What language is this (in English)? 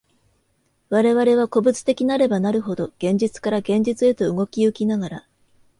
Japanese